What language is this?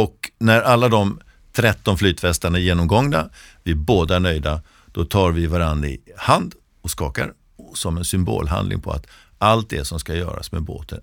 Swedish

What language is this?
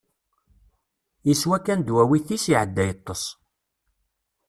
Kabyle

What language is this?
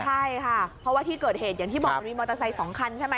Thai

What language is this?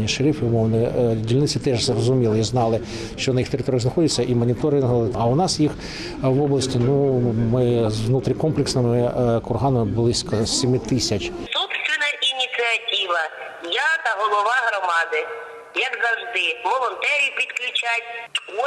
Ukrainian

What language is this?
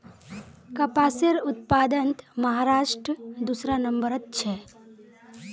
Magahi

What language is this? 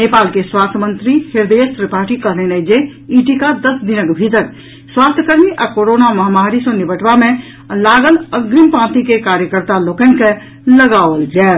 Maithili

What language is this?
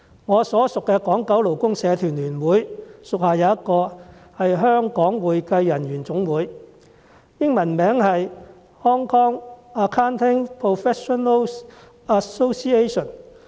Cantonese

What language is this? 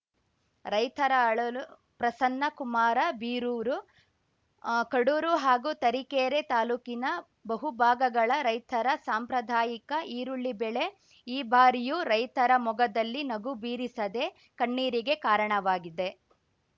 Kannada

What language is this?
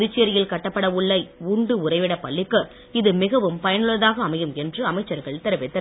Tamil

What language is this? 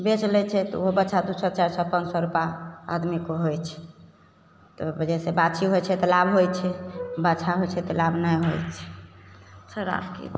Maithili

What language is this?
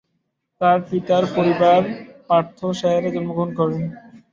Bangla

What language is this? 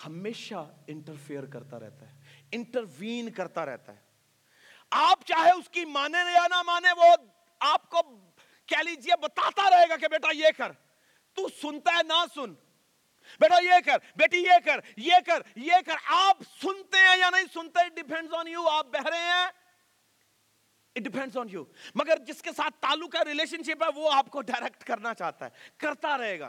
Urdu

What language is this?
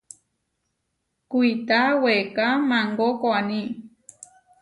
Huarijio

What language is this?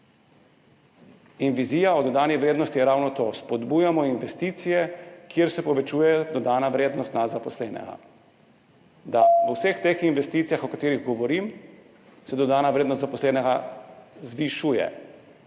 Slovenian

